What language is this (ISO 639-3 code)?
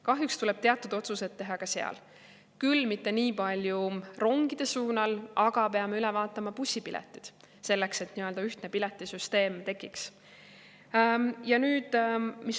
est